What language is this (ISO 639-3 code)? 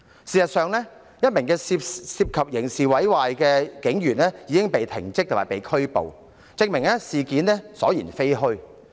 yue